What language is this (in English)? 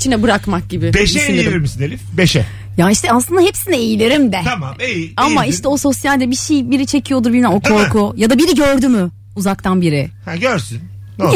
Turkish